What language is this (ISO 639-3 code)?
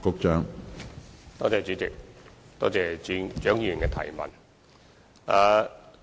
yue